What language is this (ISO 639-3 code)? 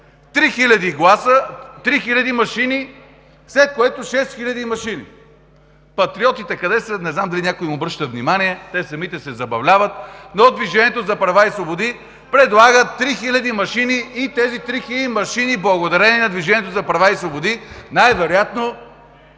bul